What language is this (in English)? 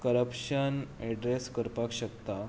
Konkani